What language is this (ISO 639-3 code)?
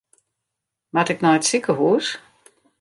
fry